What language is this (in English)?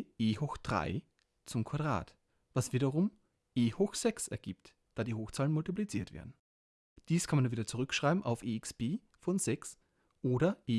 German